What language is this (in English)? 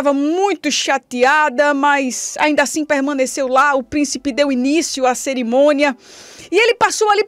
Portuguese